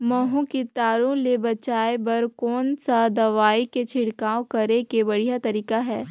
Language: Chhattisgarhi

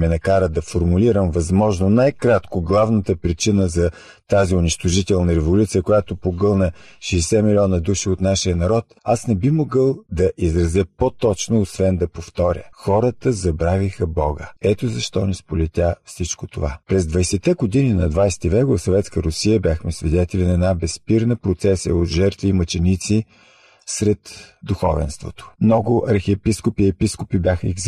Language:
Bulgarian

